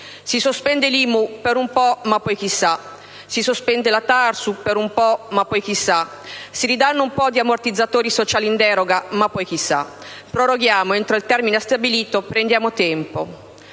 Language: Italian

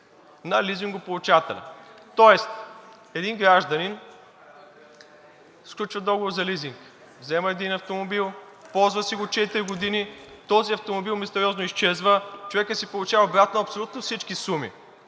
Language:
Bulgarian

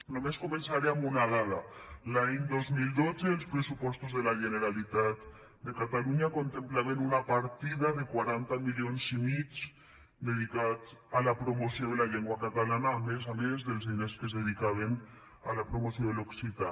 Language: Catalan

